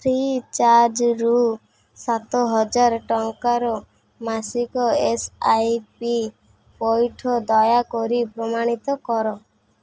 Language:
Odia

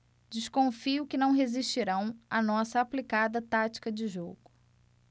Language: Portuguese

